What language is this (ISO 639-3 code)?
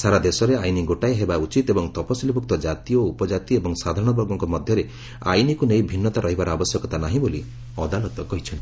ori